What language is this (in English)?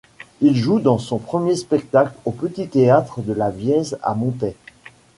French